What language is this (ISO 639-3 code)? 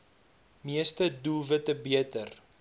afr